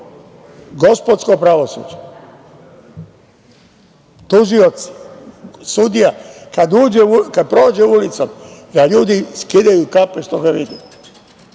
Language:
Serbian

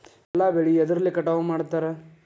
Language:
Kannada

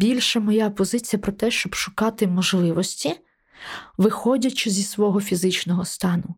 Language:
Ukrainian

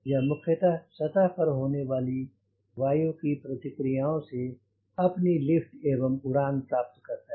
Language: Hindi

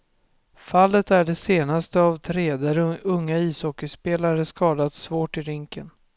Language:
Swedish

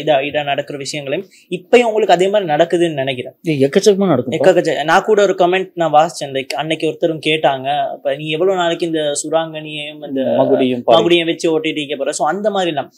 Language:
Tamil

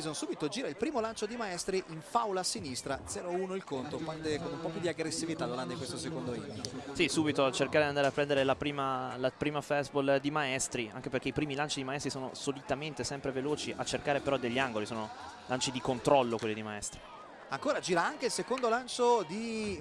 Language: Italian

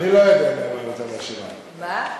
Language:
Hebrew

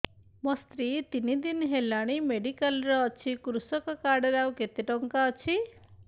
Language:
Odia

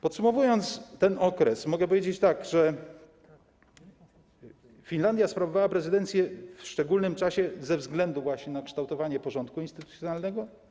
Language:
Polish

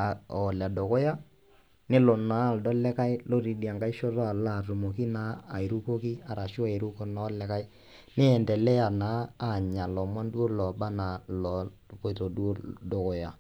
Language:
Masai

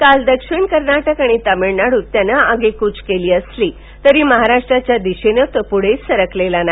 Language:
Marathi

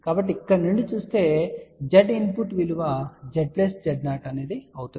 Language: Telugu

